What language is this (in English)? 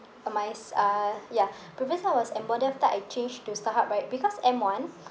English